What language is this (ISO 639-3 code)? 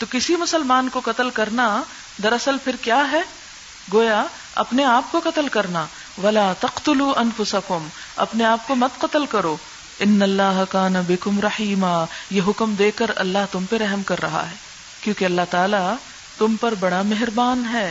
urd